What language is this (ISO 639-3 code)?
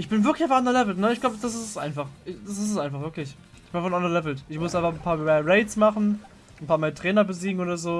deu